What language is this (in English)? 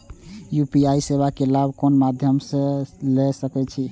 Maithili